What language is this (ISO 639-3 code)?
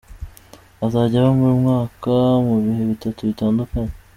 kin